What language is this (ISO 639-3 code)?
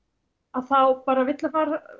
isl